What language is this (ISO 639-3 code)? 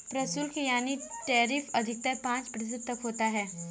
hin